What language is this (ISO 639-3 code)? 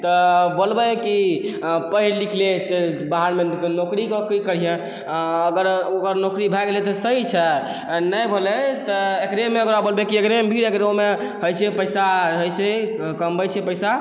mai